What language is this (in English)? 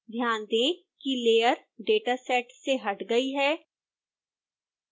Hindi